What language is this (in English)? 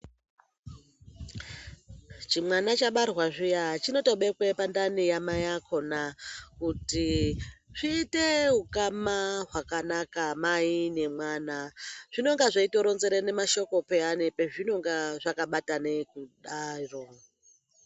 Ndau